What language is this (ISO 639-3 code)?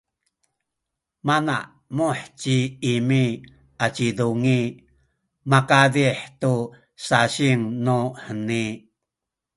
szy